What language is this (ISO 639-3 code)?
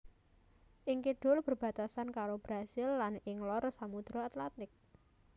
jav